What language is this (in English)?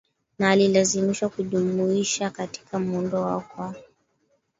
Swahili